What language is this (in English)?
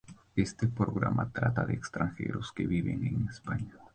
Spanish